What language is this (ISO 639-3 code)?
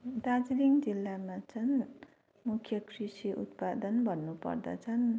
nep